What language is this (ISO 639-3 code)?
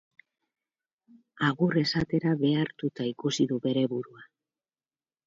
eus